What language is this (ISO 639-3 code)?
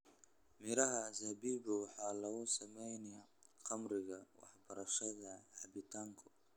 som